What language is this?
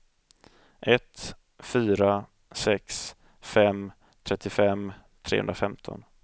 Swedish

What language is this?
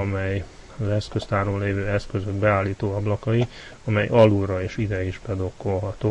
Hungarian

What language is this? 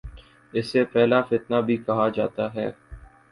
Urdu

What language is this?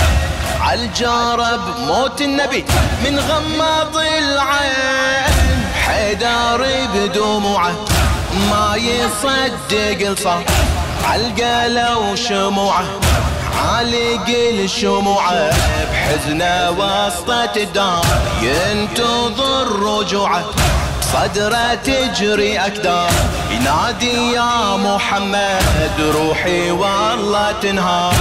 Arabic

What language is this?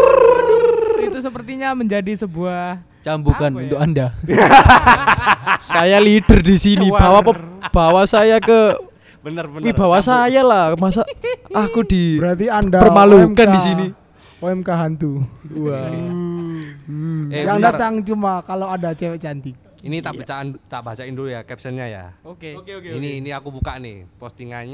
Indonesian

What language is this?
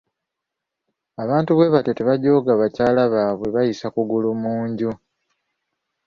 Ganda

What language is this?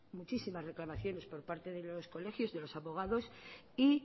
Spanish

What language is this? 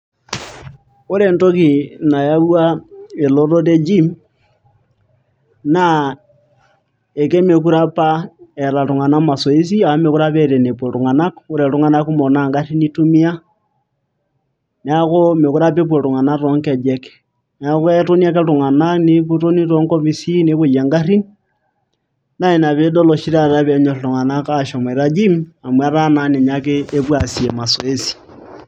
Masai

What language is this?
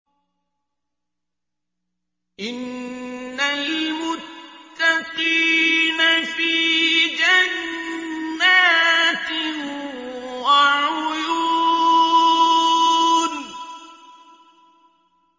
Arabic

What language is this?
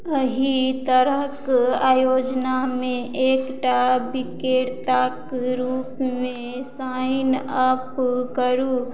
Maithili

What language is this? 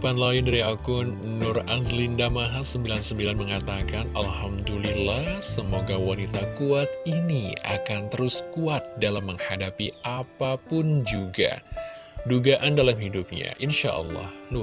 Indonesian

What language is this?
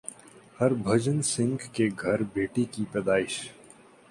Urdu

